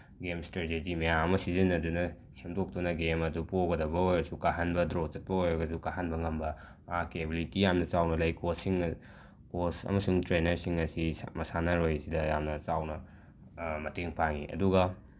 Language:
Manipuri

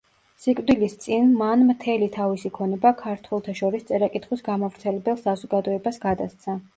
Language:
Georgian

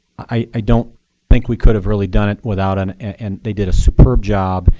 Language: English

